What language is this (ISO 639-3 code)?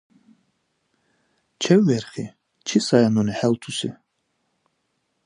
dar